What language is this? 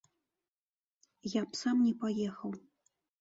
Belarusian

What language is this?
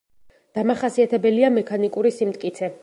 Georgian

